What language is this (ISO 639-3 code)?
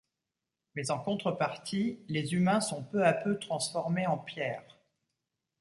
fra